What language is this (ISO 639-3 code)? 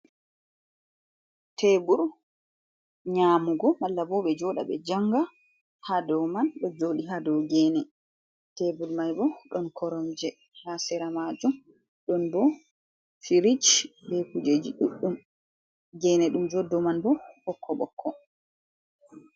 ful